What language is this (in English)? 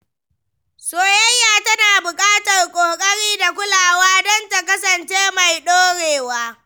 Hausa